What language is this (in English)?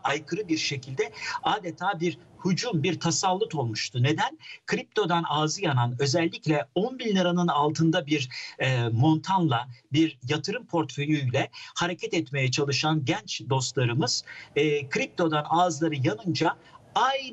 Turkish